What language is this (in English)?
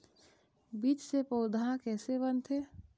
Chhattisgarhi